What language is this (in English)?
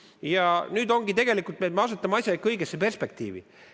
Estonian